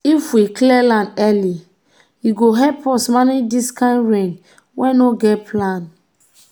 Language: Nigerian Pidgin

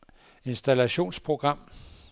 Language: Danish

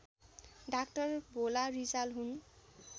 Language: Nepali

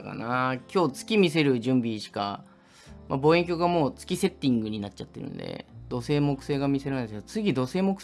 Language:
Japanese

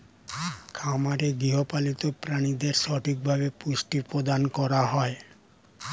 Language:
Bangla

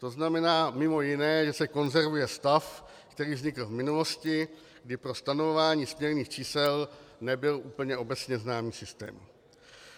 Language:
Czech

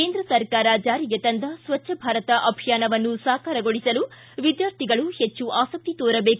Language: Kannada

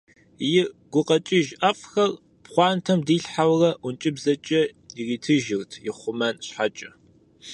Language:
Kabardian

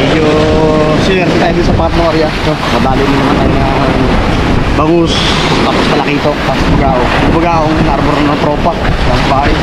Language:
Filipino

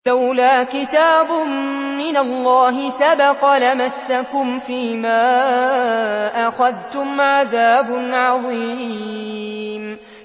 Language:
Arabic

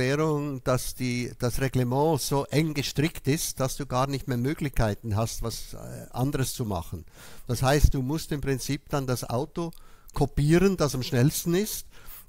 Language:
German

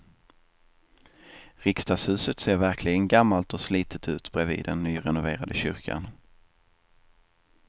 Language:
Swedish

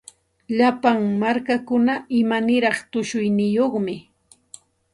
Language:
Santa Ana de Tusi Pasco Quechua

